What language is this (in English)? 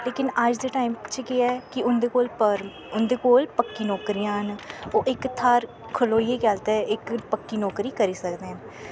Dogri